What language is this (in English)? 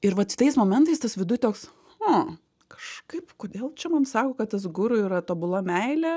Lithuanian